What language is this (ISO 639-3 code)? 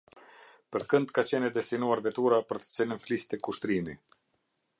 sqi